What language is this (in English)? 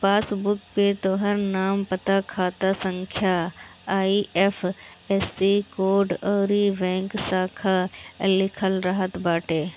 Bhojpuri